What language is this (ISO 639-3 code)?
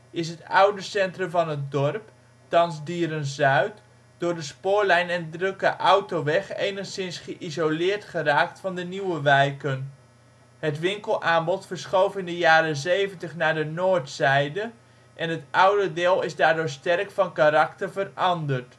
nld